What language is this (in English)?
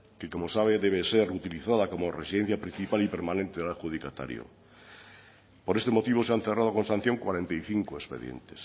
Spanish